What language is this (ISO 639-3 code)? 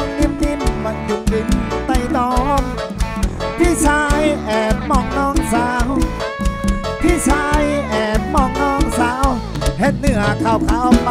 tha